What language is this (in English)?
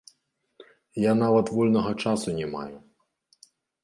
Belarusian